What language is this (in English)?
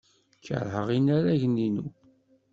Kabyle